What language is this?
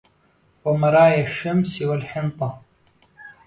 Arabic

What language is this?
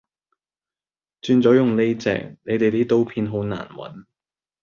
Cantonese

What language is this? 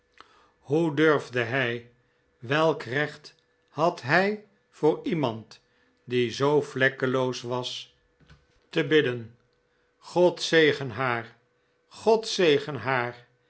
Dutch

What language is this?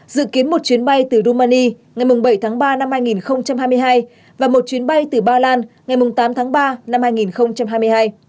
Vietnamese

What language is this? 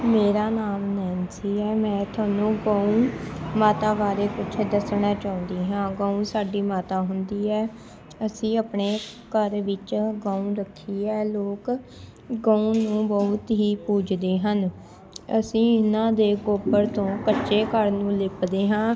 Punjabi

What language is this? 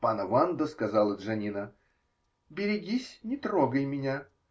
Russian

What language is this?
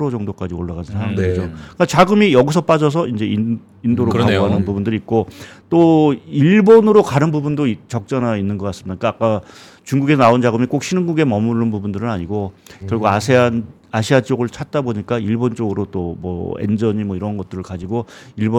Korean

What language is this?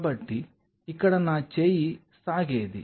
Telugu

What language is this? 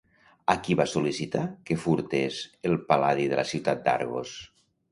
Catalan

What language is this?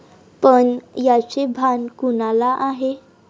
Marathi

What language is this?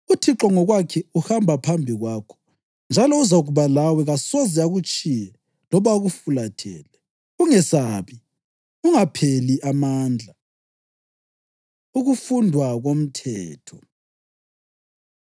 North Ndebele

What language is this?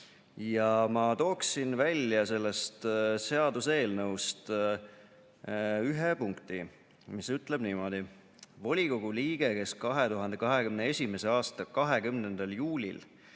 Estonian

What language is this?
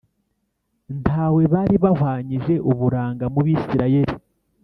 Kinyarwanda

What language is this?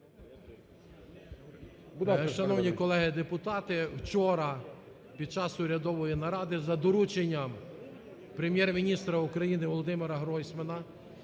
Ukrainian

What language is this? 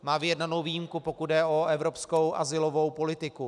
Czech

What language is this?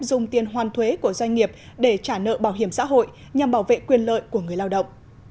Vietnamese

